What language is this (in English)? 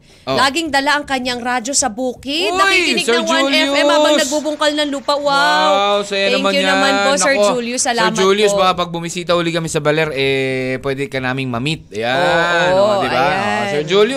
Filipino